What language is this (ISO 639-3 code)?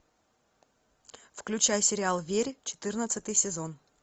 rus